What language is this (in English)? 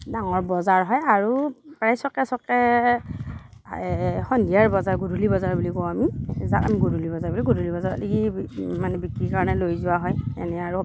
Assamese